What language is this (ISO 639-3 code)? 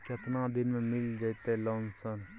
mai